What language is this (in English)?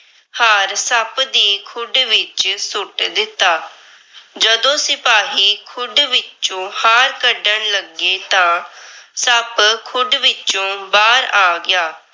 Punjabi